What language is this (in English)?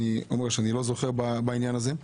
Hebrew